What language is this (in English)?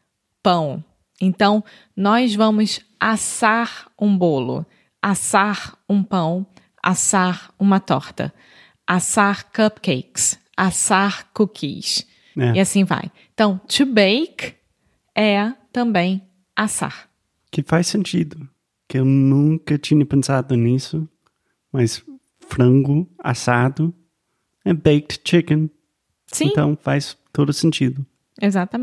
Portuguese